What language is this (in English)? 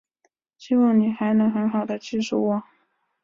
Chinese